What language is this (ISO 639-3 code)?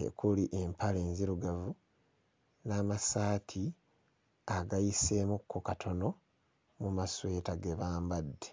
lug